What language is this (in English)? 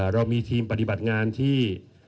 Thai